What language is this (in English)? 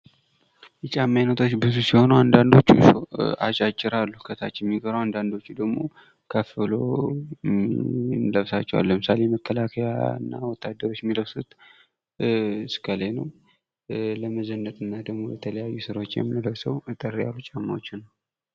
Amharic